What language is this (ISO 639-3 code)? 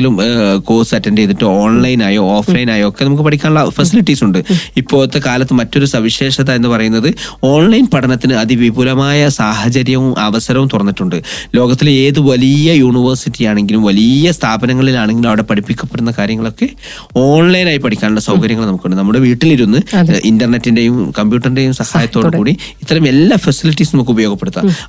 mal